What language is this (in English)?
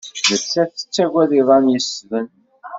Kabyle